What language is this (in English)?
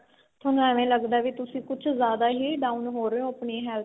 Punjabi